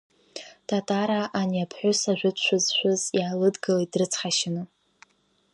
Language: Abkhazian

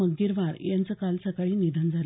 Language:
Marathi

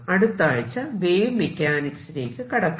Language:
Malayalam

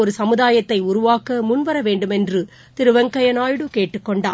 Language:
Tamil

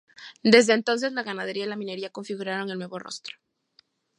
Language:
Spanish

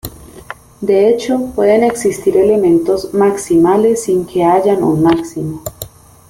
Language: Spanish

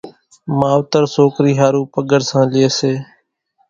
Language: Kachi Koli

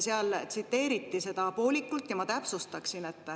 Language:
Estonian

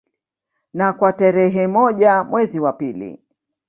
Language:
Swahili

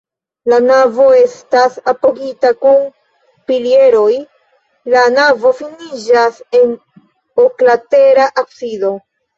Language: Esperanto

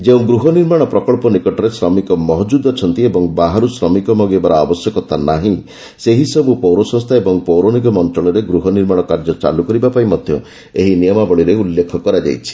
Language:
Odia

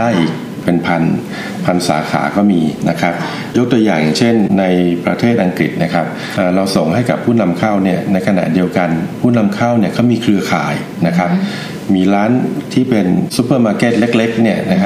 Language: Thai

